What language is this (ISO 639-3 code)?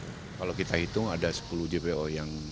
ind